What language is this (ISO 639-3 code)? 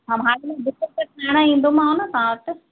snd